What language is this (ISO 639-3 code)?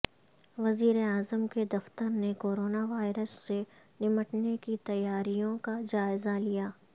urd